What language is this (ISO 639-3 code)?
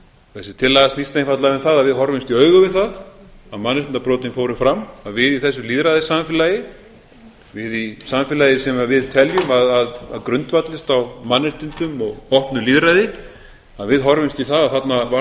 isl